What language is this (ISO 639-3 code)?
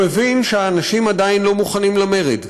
heb